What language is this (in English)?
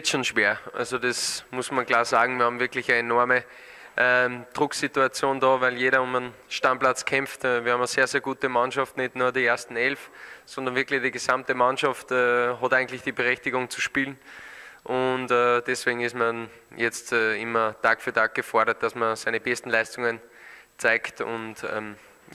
German